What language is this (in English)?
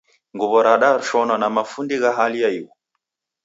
Taita